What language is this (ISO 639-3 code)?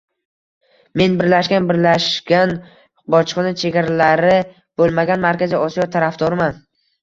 uzb